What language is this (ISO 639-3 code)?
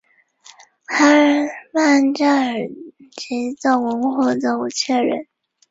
zho